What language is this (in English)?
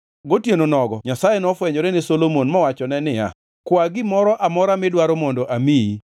Luo (Kenya and Tanzania)